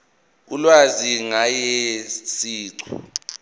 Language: Zulu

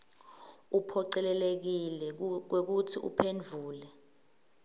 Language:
Swati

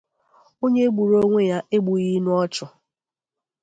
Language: Igbo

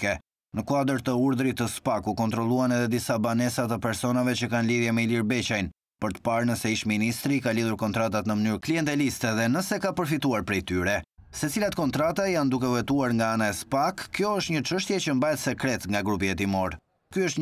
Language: Romanian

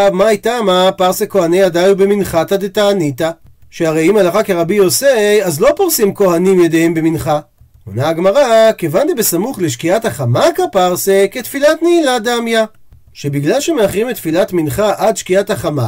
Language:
Hebrew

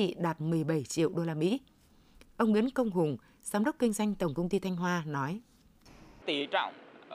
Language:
Vietnamese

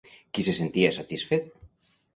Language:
Catalan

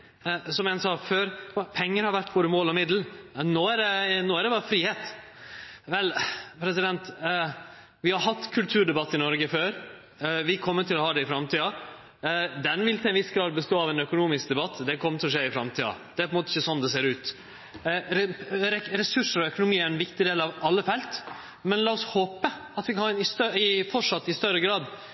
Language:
Norwegian Nynorsk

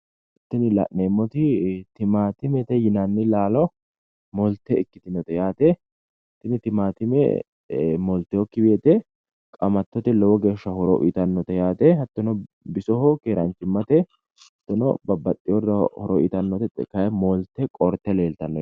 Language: Sidamo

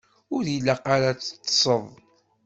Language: Kabyle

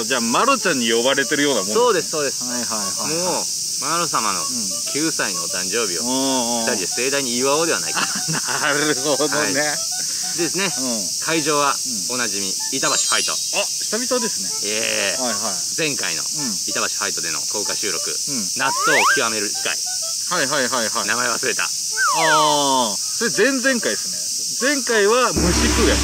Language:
Japanese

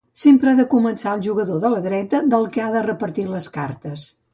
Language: Catalan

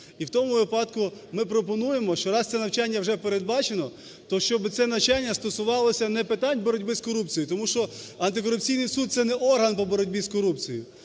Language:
Ukrainian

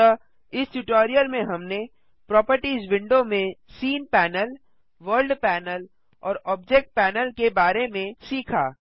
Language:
Hindi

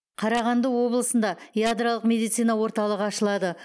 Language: Kazakh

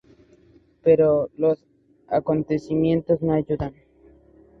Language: Spanish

